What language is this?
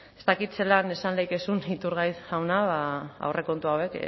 Basque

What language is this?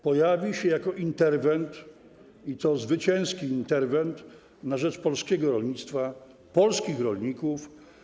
Polish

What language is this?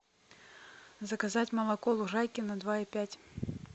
Russian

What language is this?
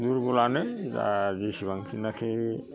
Bodo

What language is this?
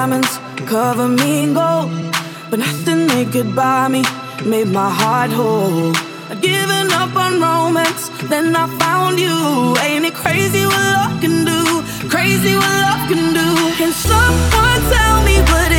Slovak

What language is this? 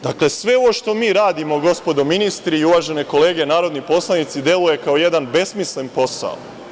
Serbian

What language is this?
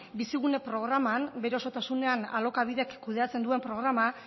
Basque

